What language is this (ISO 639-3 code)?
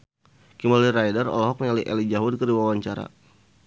sun